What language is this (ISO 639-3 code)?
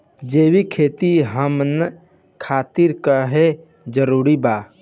bho